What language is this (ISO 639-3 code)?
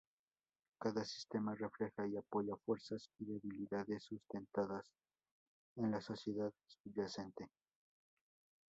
spa